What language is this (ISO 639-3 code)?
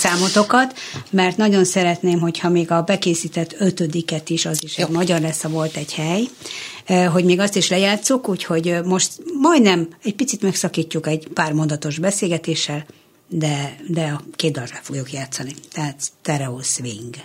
hun